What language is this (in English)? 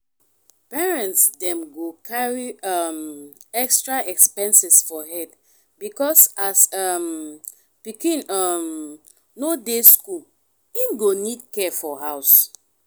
Nigerian Pidgin